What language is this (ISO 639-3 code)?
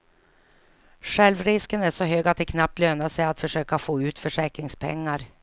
swe